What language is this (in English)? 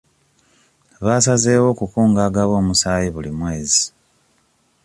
Ganda